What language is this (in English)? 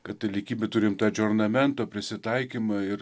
Lithuanian